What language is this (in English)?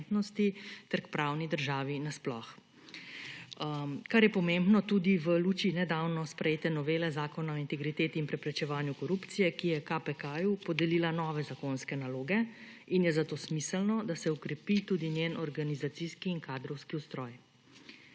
Slovenian